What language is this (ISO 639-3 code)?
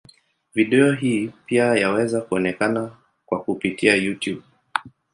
swa